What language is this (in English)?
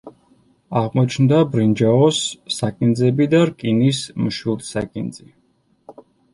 Georgian